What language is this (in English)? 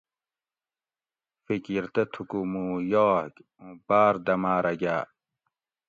Gawri